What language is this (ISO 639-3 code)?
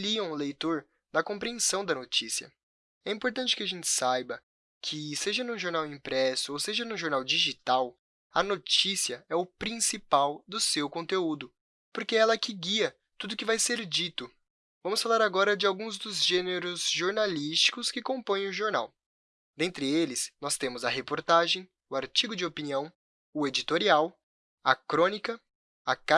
por